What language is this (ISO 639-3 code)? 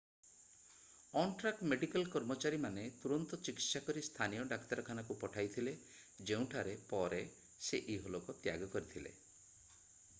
ori